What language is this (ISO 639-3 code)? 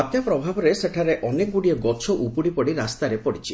ori